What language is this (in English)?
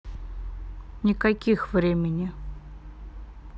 Russian